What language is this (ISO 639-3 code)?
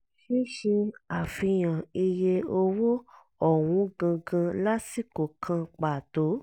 yor